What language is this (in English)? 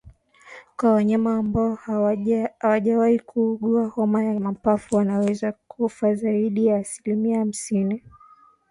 Swahili